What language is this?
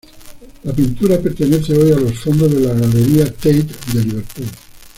Spanish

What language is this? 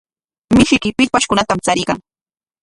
Corongo Ancash Quechua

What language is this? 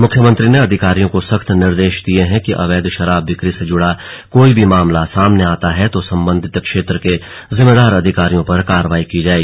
Hindi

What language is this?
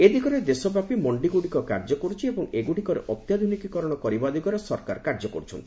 Odia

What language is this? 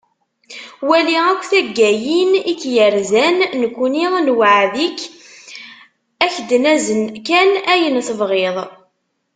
Kabyle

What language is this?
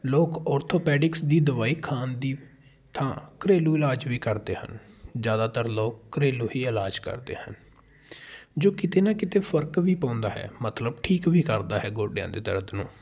Punjabi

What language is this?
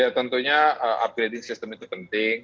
Indonesian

